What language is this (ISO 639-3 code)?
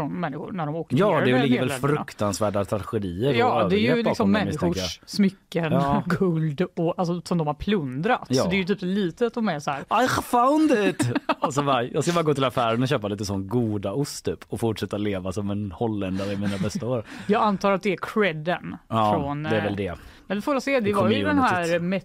swe